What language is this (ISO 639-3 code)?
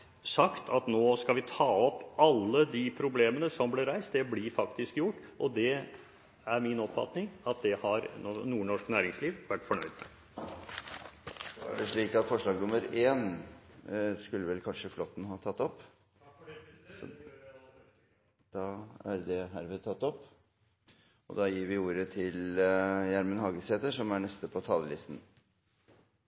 nor